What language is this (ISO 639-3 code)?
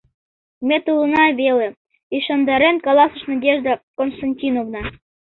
chm